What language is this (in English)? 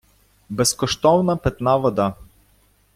Ukrainian